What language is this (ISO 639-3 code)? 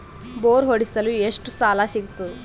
kan